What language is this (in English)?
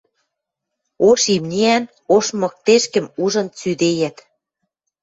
Western Mari